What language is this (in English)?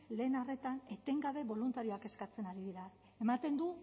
Basque